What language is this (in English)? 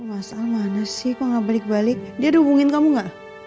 Indonesian